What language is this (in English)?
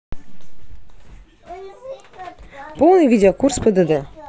Russian